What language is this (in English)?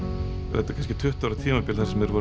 Icelandic